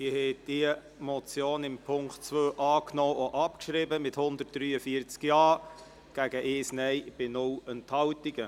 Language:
Swiss German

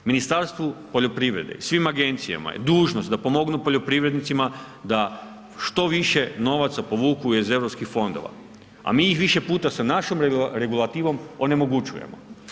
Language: Croatian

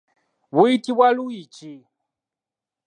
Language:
Ganda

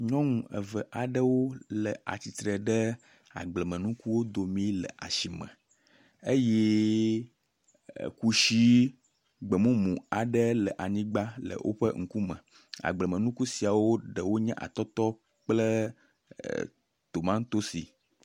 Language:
Ewe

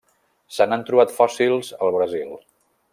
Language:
Catalan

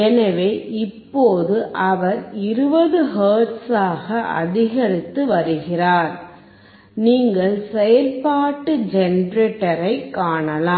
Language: Tamil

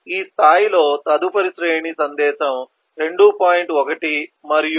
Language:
Telugu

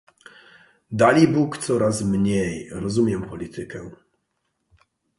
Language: Polish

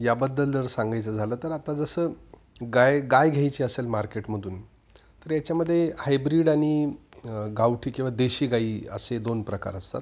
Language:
Marathi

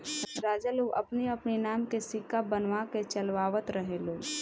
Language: Bhojpuri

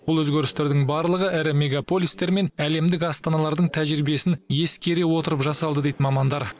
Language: Kazakh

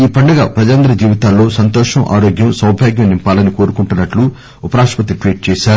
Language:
Telugu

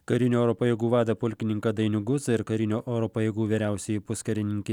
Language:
Lithuanian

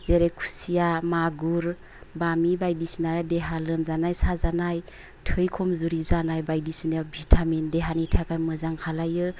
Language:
Bodo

